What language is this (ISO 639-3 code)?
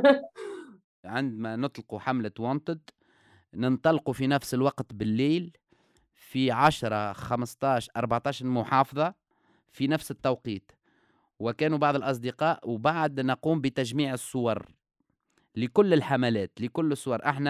ara